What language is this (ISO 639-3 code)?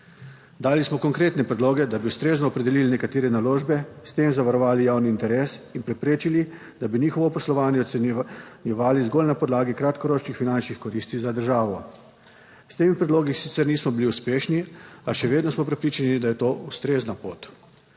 slv